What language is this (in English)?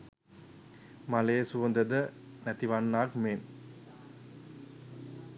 Sinhala